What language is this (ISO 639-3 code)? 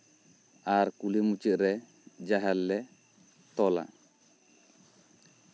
sat